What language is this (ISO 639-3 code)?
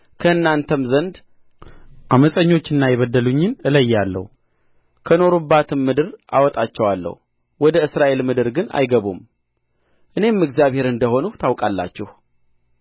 amh